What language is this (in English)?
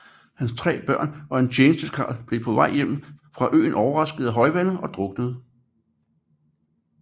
Danish